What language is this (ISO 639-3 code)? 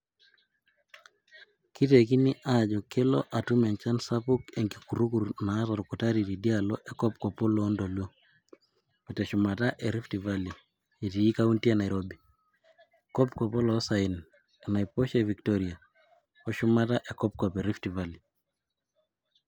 mas